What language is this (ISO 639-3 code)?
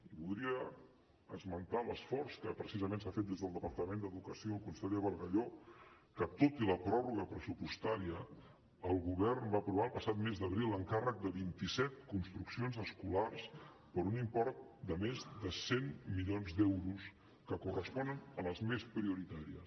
cat